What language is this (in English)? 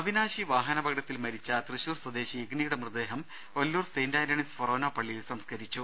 Malayalam